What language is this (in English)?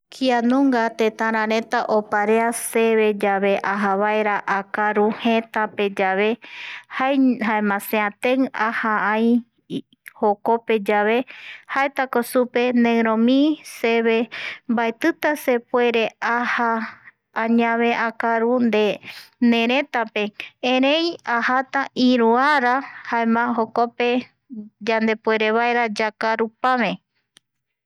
Eastern Bolivian Guaraní